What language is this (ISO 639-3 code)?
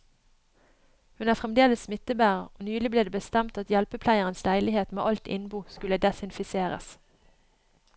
nor